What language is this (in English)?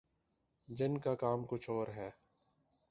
Urdu